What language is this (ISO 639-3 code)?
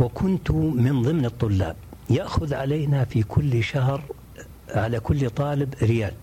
ara